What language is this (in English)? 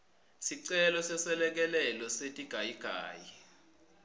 Swati